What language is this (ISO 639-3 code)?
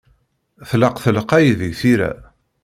kab